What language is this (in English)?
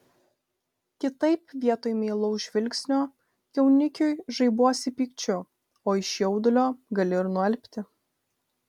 Lithuanian